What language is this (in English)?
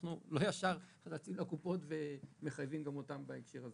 Hebrew